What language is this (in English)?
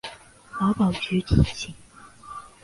Chinese